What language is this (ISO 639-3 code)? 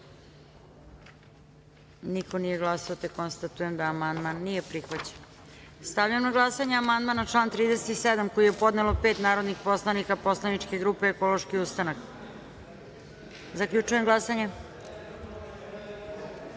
srp